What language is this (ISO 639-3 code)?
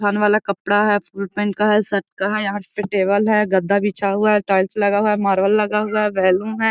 mag